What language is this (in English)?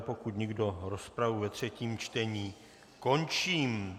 Czech